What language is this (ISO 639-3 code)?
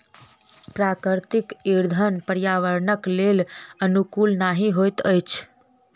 mai